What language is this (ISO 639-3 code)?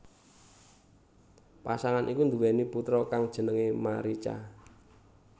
jav